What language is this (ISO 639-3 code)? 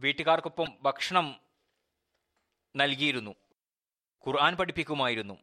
mal